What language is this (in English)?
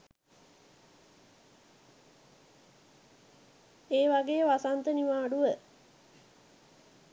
Sinhala